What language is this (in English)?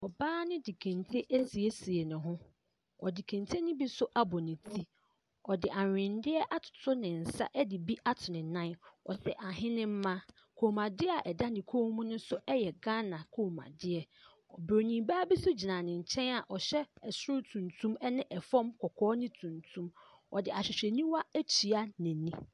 Akan